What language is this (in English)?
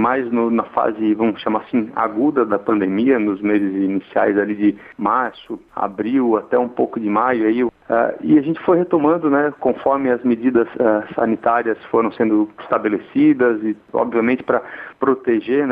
Portuguese